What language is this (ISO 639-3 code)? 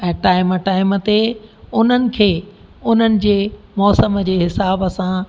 snd